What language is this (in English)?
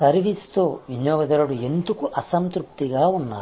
Telugu